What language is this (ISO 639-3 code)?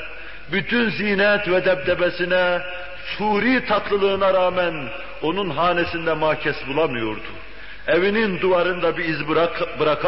tur